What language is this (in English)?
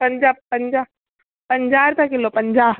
Sindhi